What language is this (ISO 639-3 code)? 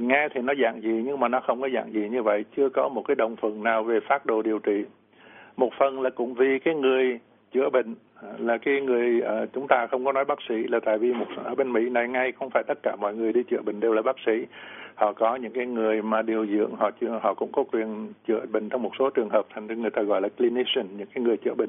vie